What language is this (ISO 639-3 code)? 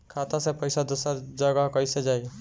bho